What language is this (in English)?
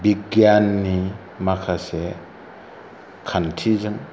Bodo